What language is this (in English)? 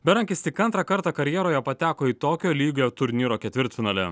Lithuanian